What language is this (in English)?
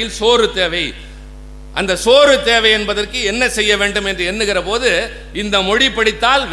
Tamil